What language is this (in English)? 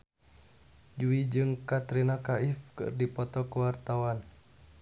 Sundanese